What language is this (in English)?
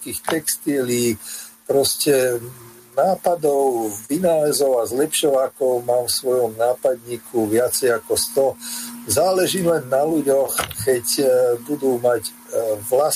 Slovak